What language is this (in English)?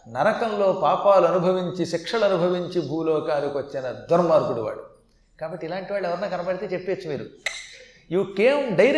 Telugu